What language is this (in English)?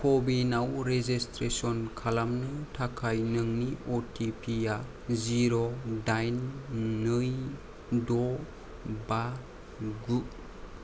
Bodo